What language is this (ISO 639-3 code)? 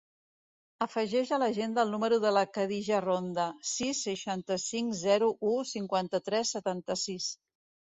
cat